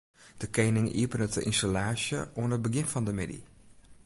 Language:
Western Frisian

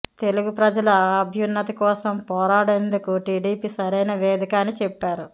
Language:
Telugu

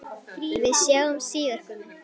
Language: Icelandic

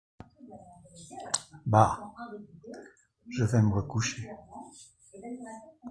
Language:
French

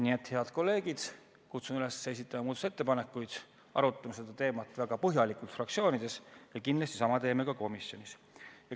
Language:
Estonian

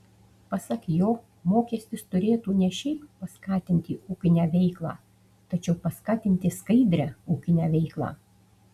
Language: Lithuanian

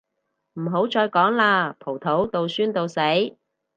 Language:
Cantonese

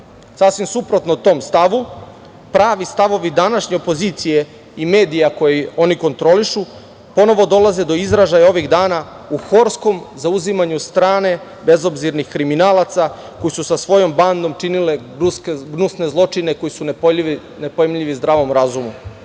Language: Serbian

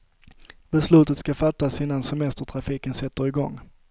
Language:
Swedish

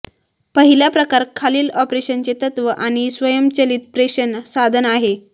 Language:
Marathi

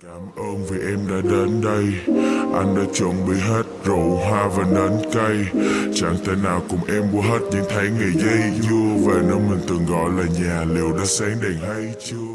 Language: Vietnamese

